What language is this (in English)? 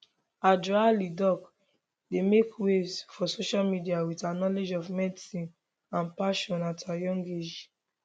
Nigerian Pidgin